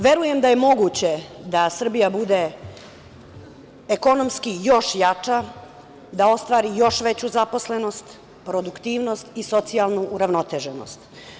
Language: Serbian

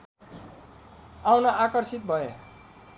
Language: Nepali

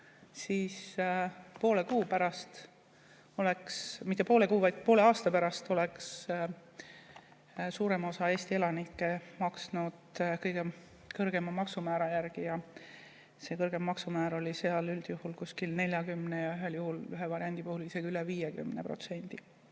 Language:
Estonian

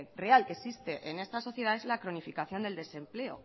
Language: Spanish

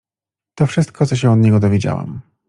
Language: Polish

